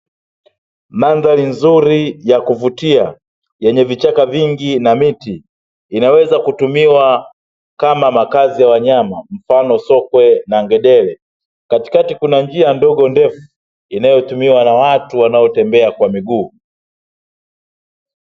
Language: Swahili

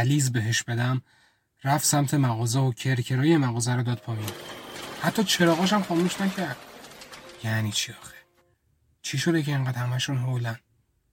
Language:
Persian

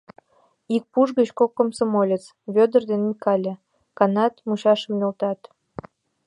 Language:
Mari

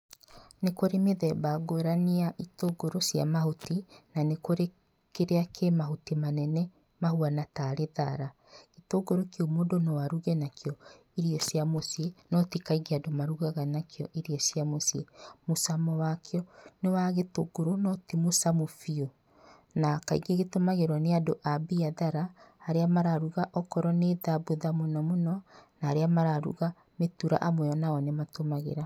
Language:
Kikuyu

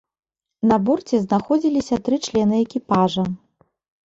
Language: Belarusian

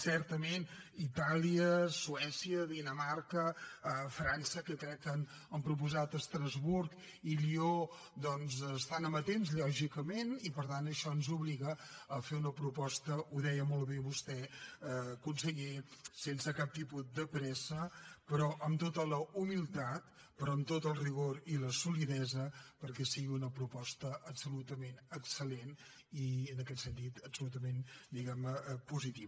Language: Catalan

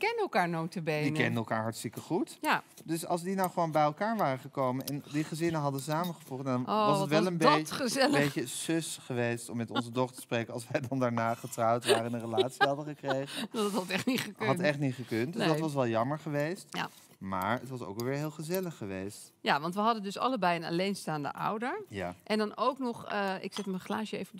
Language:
Dutch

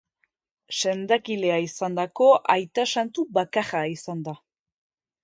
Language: Basque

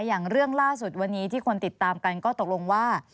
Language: Thai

